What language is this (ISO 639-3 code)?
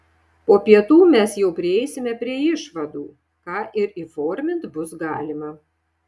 lit